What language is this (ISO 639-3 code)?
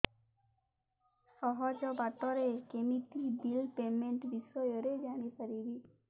ori